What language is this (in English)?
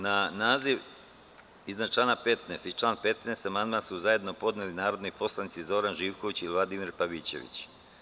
Serbian